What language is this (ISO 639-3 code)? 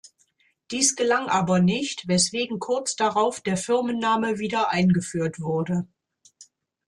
deu